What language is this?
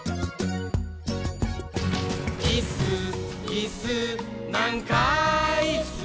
Japanese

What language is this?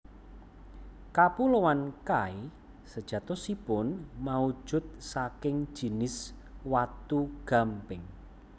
Javanese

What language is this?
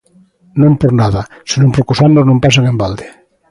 Galician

